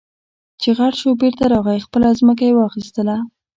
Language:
Pashto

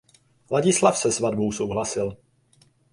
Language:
Czech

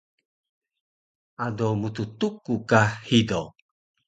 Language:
Taroko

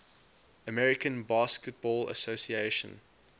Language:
English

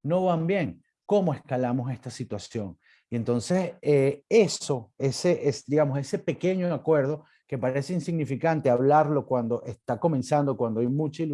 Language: Spanish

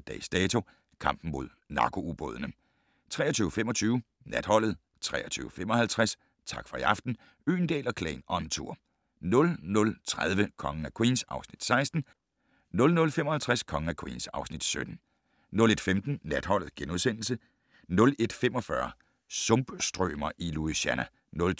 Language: Danish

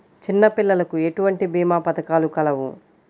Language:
Telugu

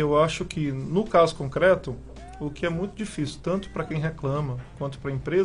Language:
Portuguese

